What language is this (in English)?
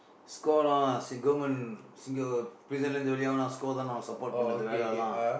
English